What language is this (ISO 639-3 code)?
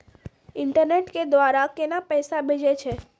mai